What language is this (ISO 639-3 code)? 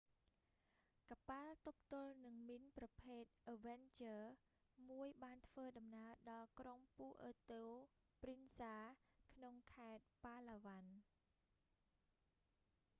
khm